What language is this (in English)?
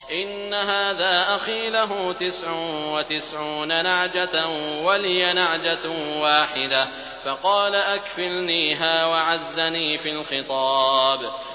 Arabic